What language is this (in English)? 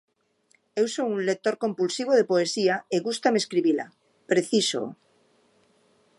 Galician